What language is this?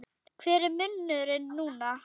Icelandic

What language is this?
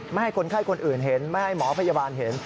Thai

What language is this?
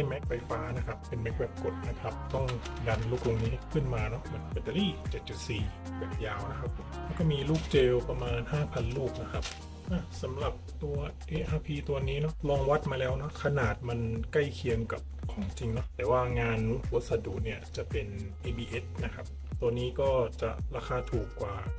Thai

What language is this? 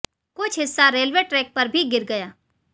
Hindi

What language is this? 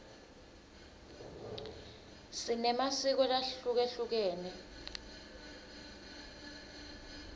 Swati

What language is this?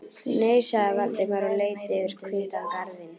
Icelandic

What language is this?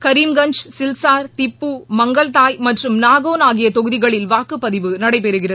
Tamil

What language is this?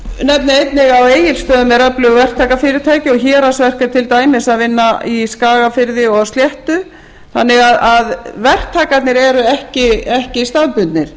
Icelandic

